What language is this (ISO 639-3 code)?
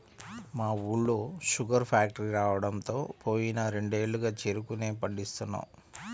tel